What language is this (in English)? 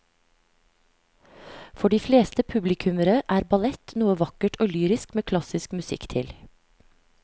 Norwegian